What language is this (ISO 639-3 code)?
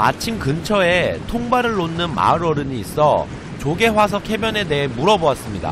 kor